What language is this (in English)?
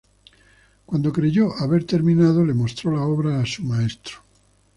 Spanish